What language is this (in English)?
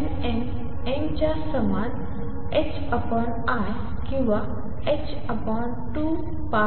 Marathi